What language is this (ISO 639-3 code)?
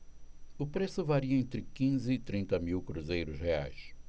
por